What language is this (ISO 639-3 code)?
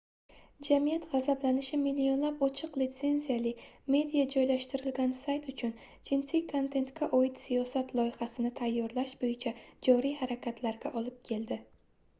uzb